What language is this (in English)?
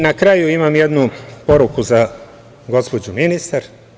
Serbian